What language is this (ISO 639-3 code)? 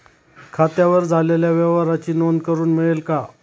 mar